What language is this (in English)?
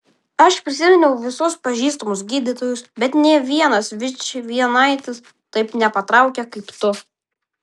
Lithuanian